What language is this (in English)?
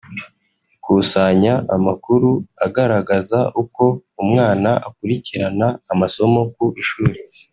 Kinyarwanda